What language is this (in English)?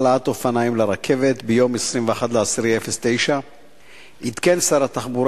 Hebrew